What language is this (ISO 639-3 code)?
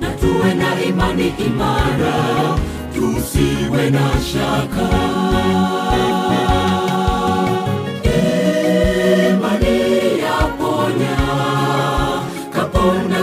swa